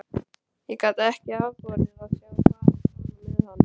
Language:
Icelandic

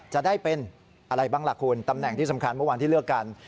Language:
Thai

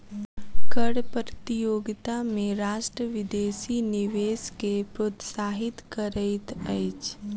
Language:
Maithili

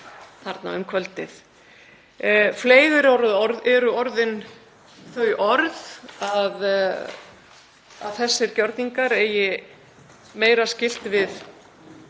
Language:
Icelandic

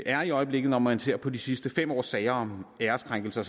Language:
Danish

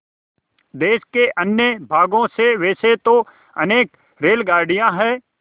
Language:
Hindi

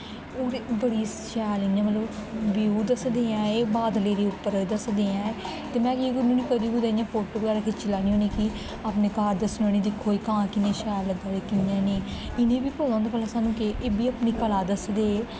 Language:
Dogri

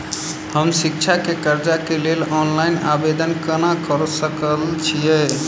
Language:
Maithili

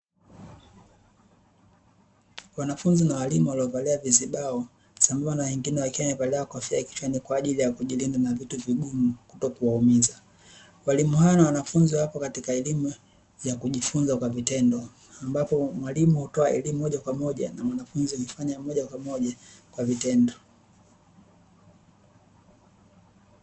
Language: Swahili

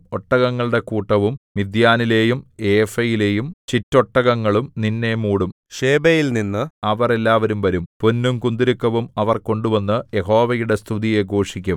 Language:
Malayalam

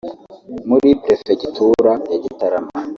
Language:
Kinyarwanda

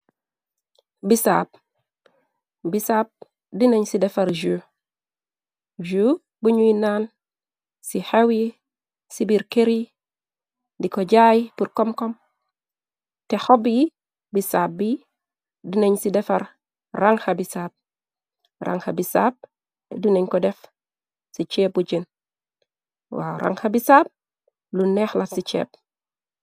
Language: Wolof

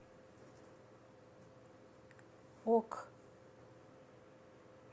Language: Russian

